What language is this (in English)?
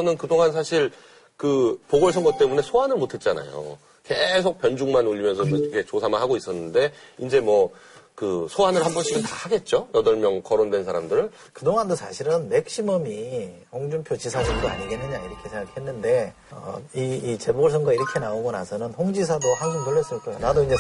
Korean